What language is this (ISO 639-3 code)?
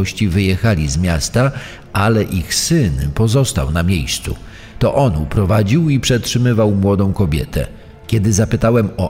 pol